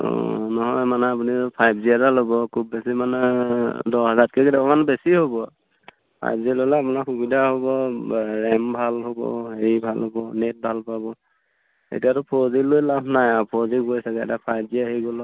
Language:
Assamese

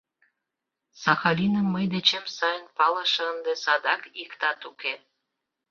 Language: Mari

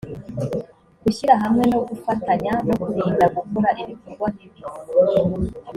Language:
Kinyarwanda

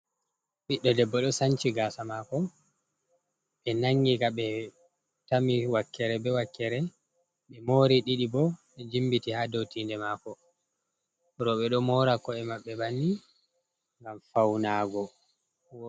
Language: Fula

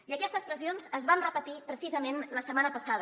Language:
Catalan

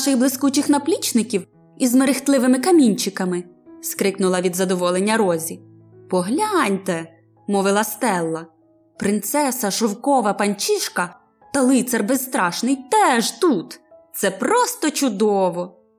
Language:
Ukrainian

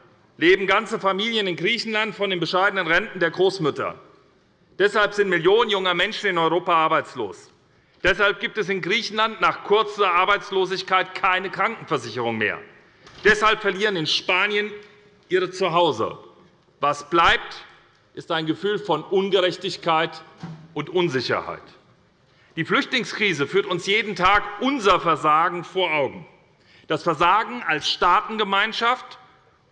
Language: German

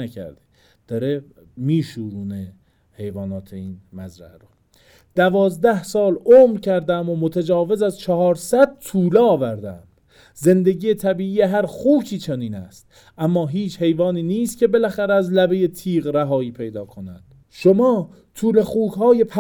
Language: Persian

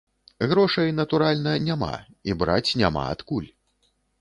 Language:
Belarusian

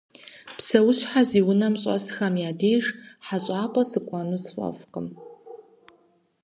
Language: Kabardian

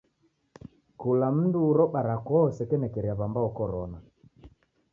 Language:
Taita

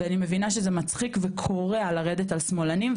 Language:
Hebrew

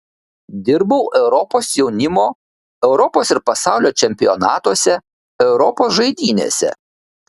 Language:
Lithuanian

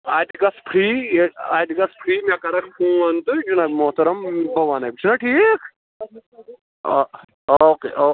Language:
Kashmiri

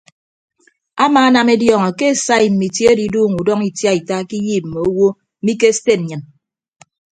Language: Ibibio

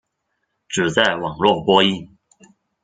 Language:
Chinese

